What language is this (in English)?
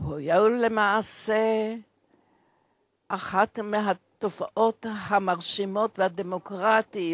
Hebrew